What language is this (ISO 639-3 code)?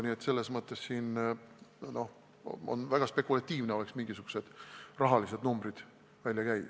est